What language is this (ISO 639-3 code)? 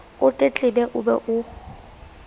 sot